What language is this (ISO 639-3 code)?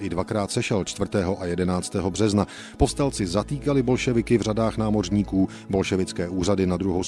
ces